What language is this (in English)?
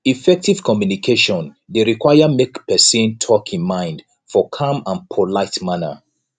Nigerian Pidgin